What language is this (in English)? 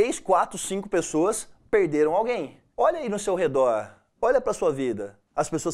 Portuguese